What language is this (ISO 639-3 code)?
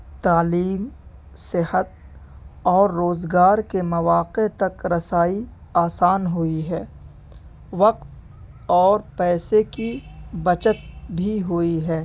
urd